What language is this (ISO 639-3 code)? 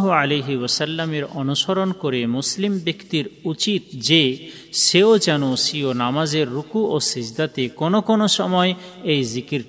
ben